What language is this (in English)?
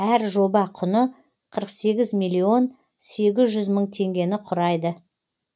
Kazakh